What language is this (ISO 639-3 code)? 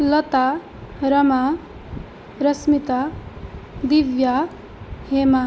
san